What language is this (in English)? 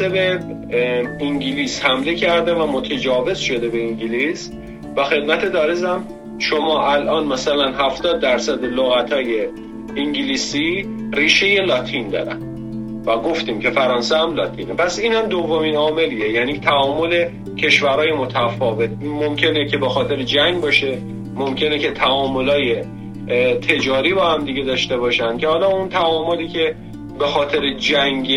Persian